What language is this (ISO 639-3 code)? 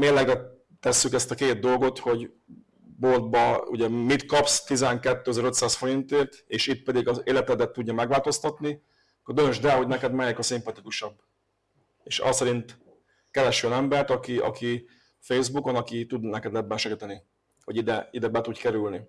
hun